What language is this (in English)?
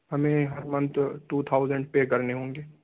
Urdu